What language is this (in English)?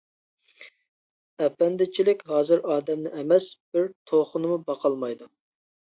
Uyghur